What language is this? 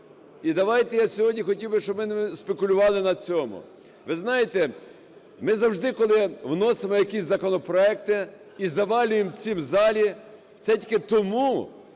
Ukrainian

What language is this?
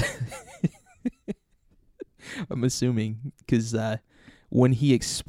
English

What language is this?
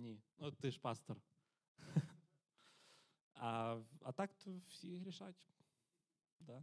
Ukrainian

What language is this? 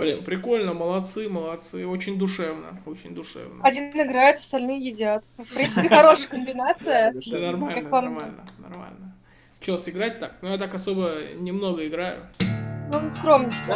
Russian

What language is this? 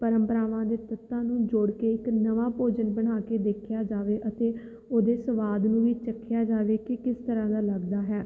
Punjabi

